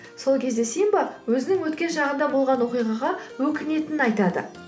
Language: Kazakh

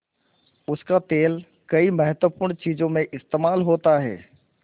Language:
Hindi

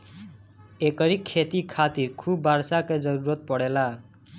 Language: Bhojpuri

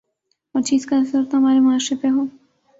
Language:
Urdu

